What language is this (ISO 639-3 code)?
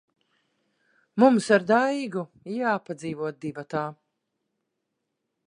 lav